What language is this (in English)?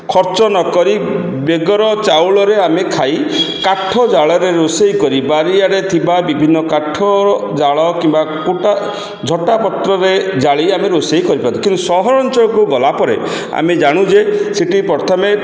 Odia